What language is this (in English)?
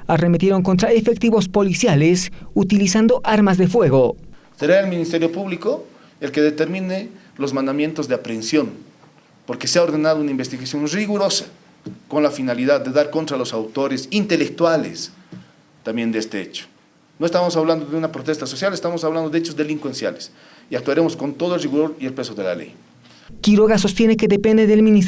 Spanish